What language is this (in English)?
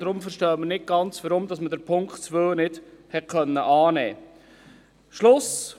Swiss German